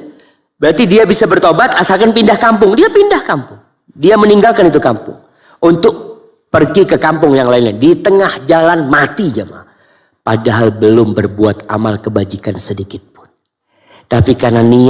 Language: Indonesian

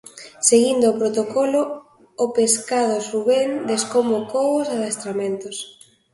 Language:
Galician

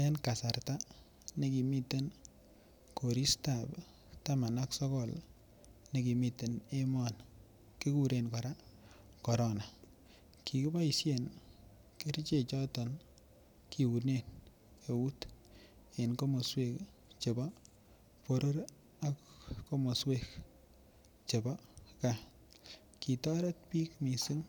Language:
Kalenjin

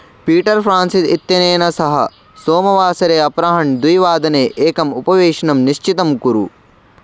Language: Sanskrit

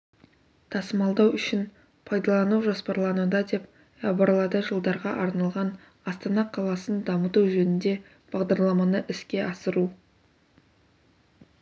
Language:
Kazakh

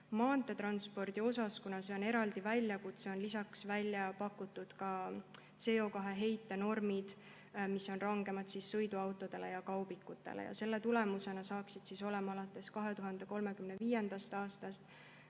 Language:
Estonian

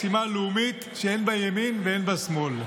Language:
Hebrew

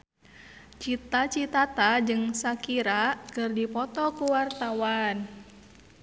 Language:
Sundanese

